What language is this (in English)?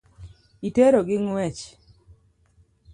Luo (Kenya and Tanzania)